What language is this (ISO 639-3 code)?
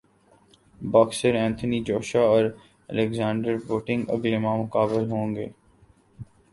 urd